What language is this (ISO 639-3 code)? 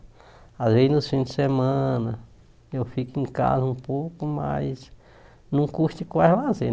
por